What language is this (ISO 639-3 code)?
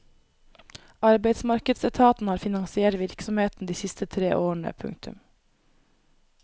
nor